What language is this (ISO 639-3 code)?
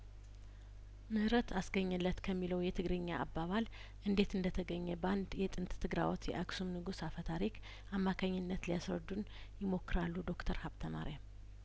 amh